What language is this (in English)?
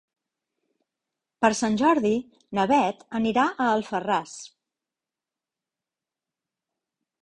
Catalan